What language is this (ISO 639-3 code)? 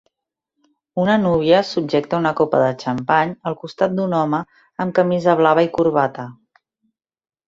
cat